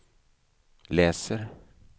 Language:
Swedish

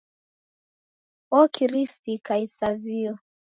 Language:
Taita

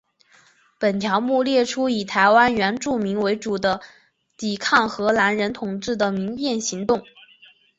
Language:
Chinese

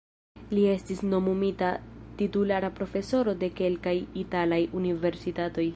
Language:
Esperanto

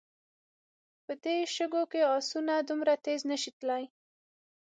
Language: Pashto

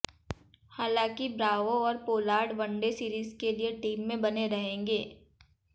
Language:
Hindi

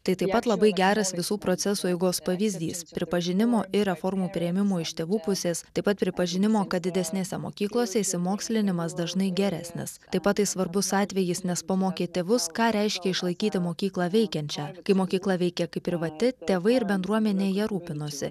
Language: Lithuanian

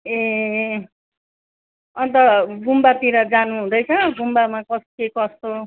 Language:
Nepali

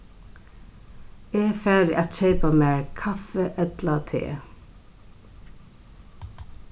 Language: Faroese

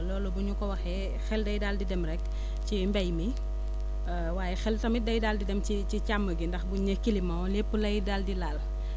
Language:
Wolof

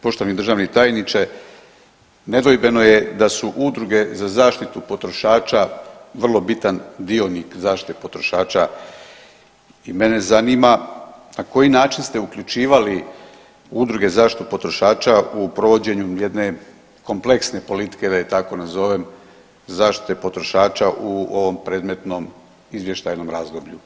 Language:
Croatian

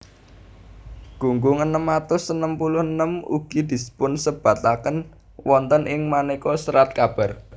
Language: Javanese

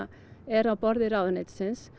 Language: Icelandic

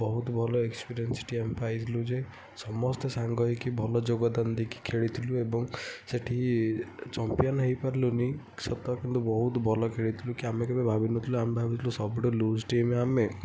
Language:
Odia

